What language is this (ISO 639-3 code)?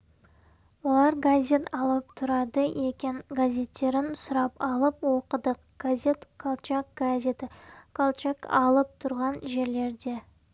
kaz